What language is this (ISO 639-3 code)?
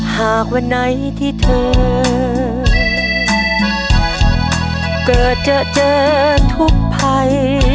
tha